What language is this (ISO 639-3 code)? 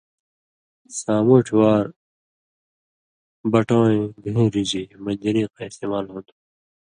mvy